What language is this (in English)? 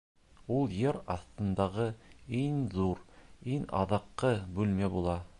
Bashkir